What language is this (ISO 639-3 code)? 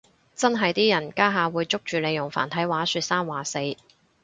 yue